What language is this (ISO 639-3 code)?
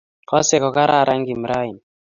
kln